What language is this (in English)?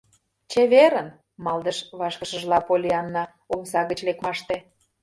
Mari